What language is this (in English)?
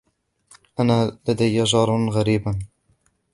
Arabic